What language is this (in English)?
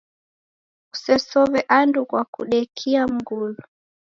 Taita